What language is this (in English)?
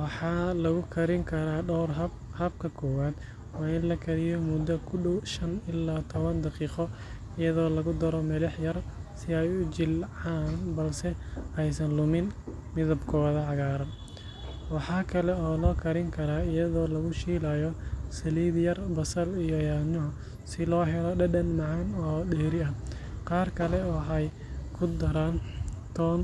Somali